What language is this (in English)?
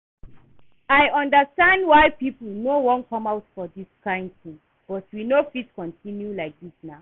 Nigerian Pidgin